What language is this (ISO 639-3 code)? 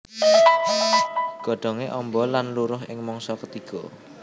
jav